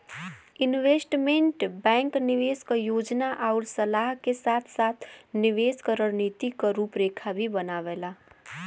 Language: Bhojpuri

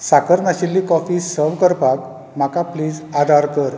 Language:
Konkani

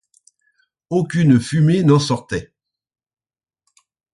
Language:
French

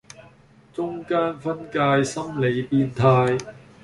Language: Cantonese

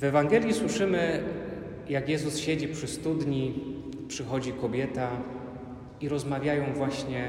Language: Polish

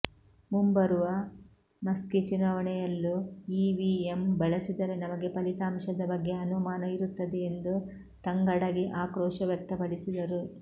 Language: Kannada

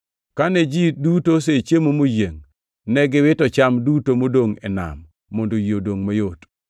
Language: Luo (Kenya and Tanzania)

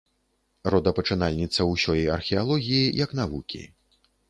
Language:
Belarusian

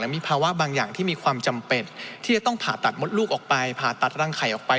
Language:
Thai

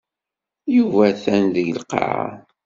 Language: Kabyle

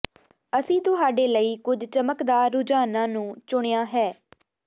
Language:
Punjabi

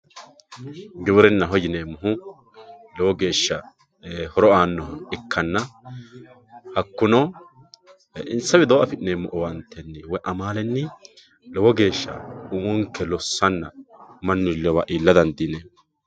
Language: Sidamo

